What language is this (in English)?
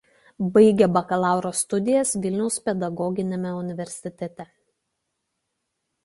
Lithuanian